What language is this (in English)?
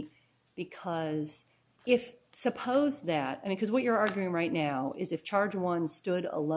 English